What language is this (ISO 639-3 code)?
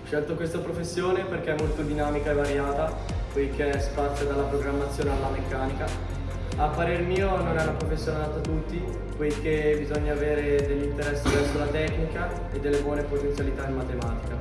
ita